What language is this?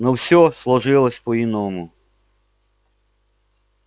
Russian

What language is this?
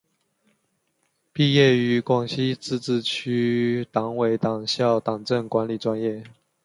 Chinese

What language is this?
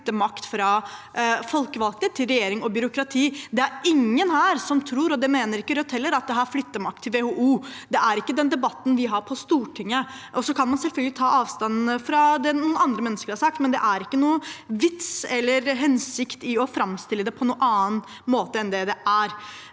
Norwegian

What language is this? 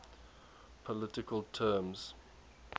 English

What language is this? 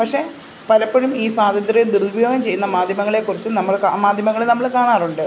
Malayalam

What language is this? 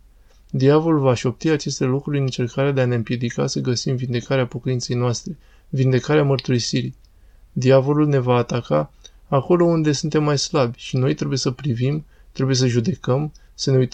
Romanian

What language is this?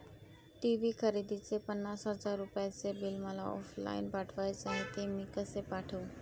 Marathi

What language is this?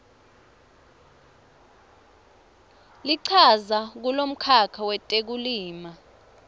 Swati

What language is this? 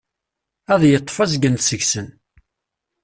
Kabyle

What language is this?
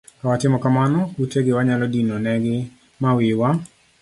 Luo (Kenya and Tanzania)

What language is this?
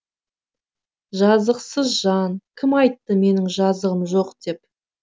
Kazakh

